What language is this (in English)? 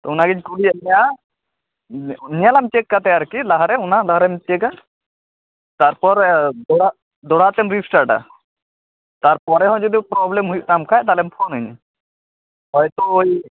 Santali